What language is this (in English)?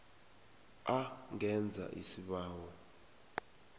South Ndebele